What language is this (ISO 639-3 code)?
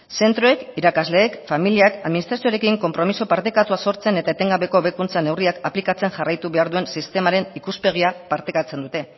eus